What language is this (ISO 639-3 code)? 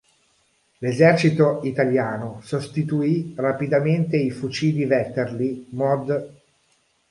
ita